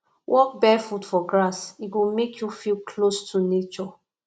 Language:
Nigerian Pidgin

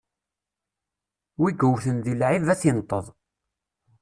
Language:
Kabyle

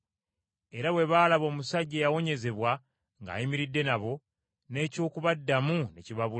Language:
Ganda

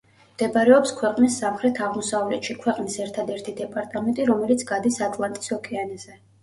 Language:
Georgian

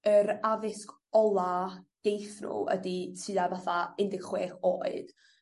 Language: Welsh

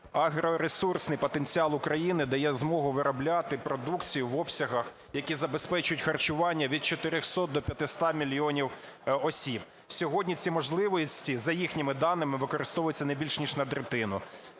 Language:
Ukrainian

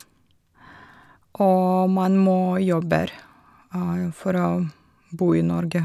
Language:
Norwegian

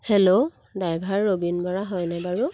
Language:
Assamese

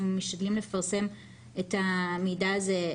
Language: Hebrew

